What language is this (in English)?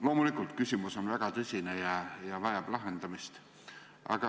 Estonian